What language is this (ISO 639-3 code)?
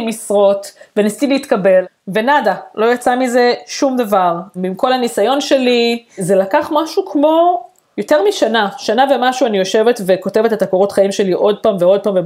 heb